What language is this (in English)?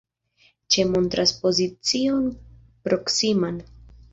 Esperanto